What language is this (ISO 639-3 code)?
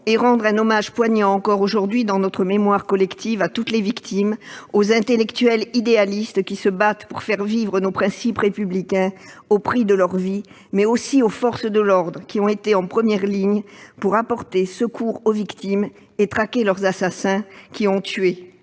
fra